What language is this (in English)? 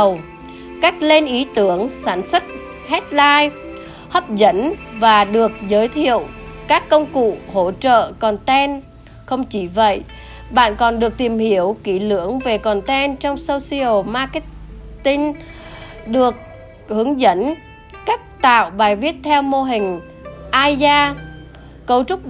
Vietnamese